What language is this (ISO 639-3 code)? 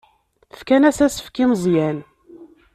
kab